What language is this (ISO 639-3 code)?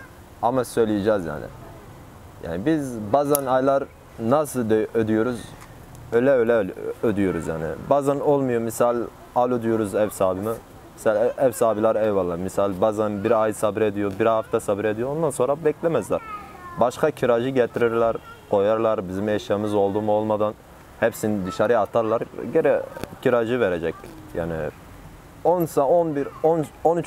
tur